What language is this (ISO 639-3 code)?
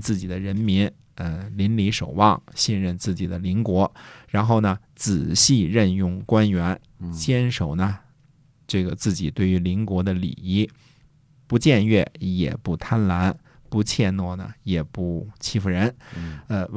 zho